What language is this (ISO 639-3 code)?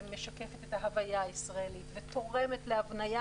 heb